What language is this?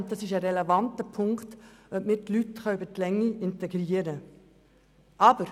Swiss German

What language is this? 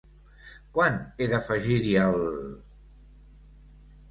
Catalan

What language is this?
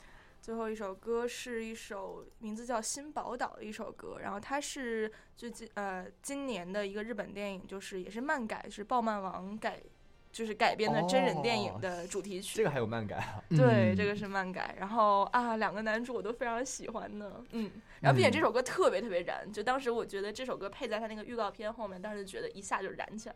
Chinese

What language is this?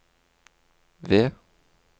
Norwegian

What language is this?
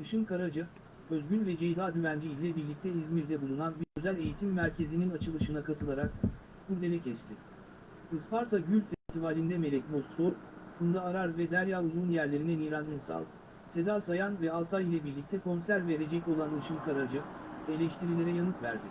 Turkish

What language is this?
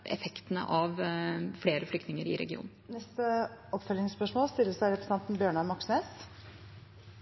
Norwegian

